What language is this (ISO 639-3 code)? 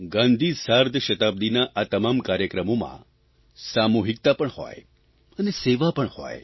guj